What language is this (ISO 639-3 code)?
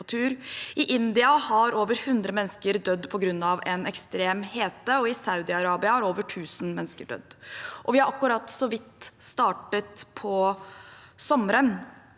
nor